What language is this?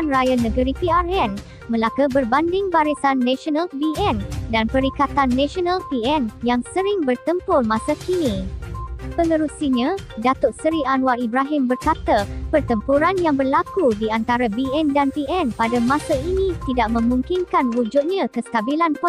Malay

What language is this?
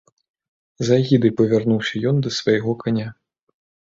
Belarusian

